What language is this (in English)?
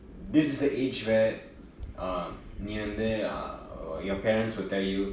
English